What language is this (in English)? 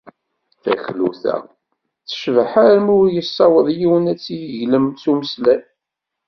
Kabyle